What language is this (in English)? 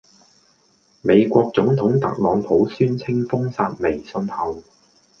Cantonese